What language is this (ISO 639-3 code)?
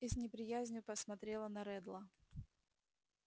rus